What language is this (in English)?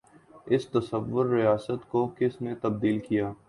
Urdu